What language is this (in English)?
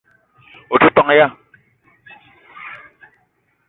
Eton (Cameroon)